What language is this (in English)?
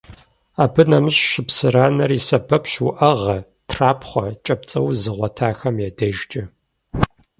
Kabardian